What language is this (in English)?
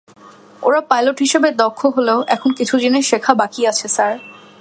Bangla